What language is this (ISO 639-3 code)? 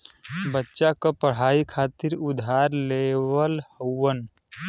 bho